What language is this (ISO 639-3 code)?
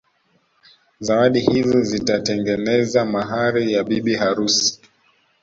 swa